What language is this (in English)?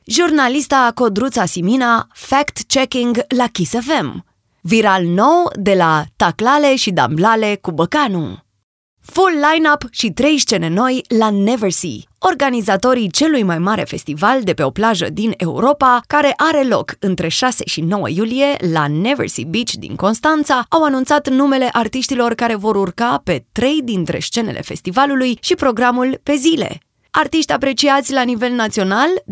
Romanian